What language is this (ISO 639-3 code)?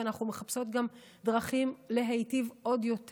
heb